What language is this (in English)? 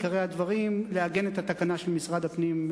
Hebrew